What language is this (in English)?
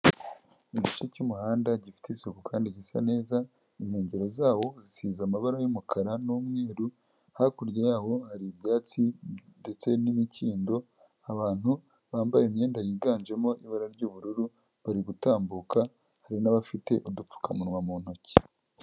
Kinyarwanda